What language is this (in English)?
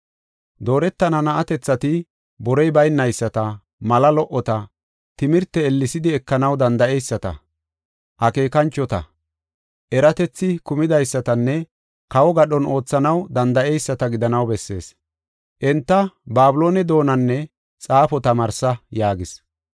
Gofa